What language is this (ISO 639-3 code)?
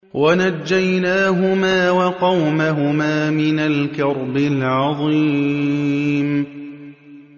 ara